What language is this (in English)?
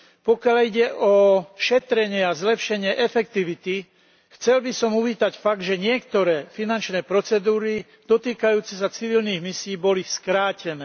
Slovak